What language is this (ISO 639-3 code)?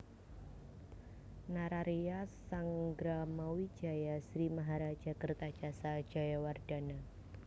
jav